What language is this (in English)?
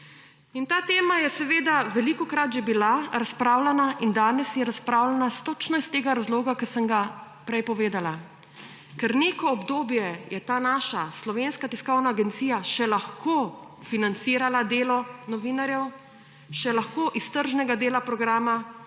Slovenian